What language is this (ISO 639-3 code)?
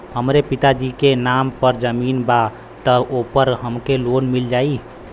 bho